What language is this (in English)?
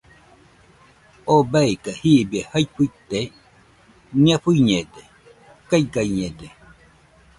Nüpode Huitoto